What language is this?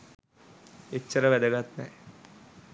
Sinhala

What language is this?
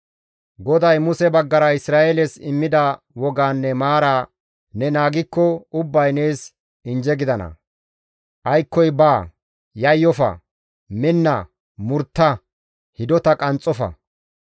Gamo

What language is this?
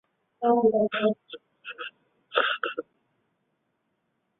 Chinese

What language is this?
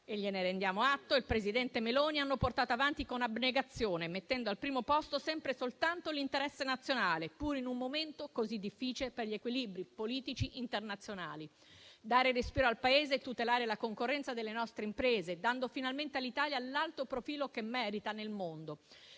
Italian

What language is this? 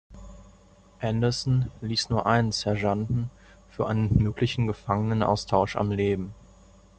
German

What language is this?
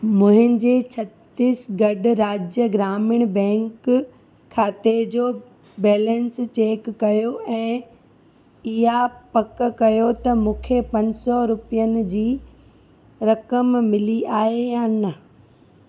Sindhi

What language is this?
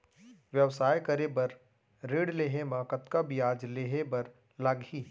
Chhattisgarhi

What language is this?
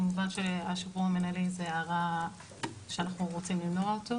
Hebrew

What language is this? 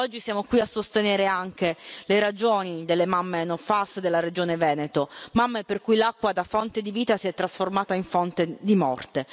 Italian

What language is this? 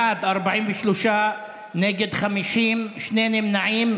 Hebrew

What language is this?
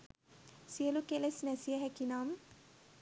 Sinhala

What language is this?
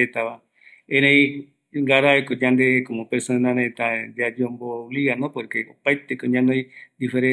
Eastern Bolivian Guaraní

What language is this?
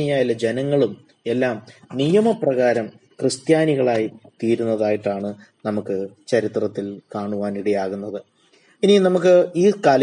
Malayalam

